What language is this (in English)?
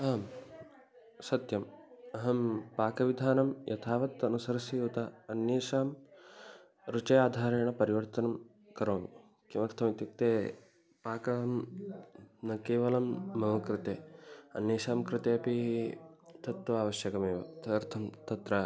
Sanskrit